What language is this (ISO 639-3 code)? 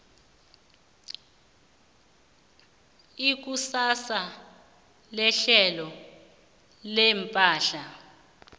nbl